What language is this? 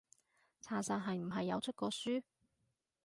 Cantonese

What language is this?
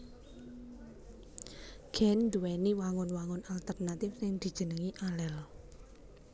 Javanese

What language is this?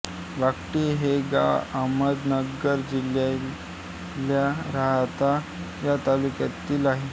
Marathi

